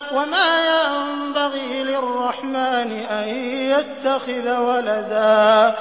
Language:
Arabic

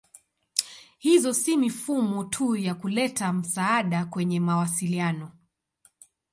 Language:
Swahili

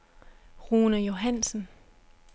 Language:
Danish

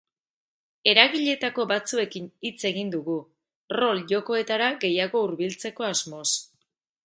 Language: Basque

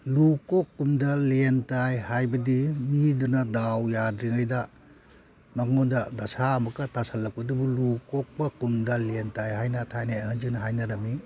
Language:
Manipuri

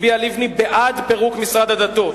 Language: Hebrew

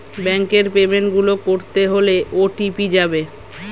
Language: Bangla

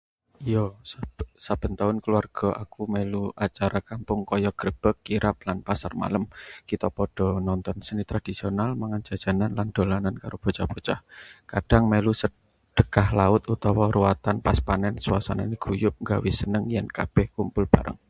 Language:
Javanese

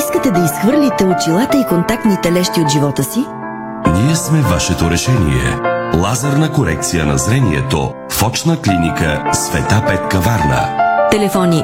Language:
Bulgarian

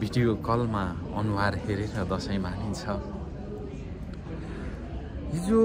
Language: Indonesian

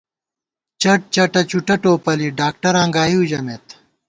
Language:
Gawar-Bati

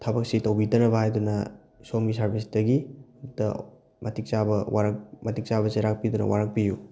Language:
Manipuri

